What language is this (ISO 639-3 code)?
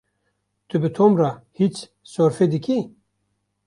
kur